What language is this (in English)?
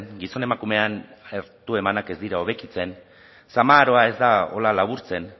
Basque